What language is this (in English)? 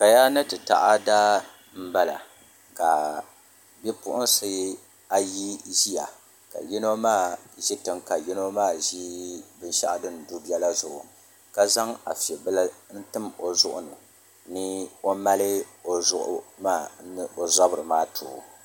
Dagbani